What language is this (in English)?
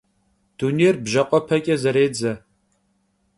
Kabardian